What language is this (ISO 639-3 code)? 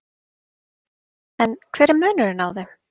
isl